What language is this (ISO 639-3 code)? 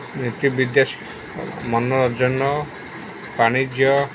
ori